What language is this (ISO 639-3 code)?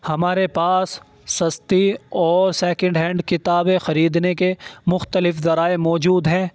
urd